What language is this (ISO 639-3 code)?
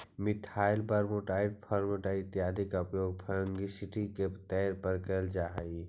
mag